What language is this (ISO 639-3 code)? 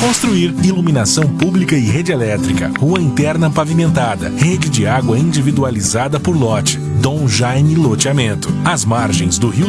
por